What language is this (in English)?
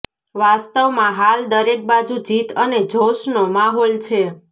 Gujarati